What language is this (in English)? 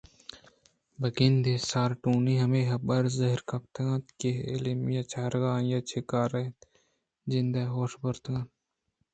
Eastern Balochi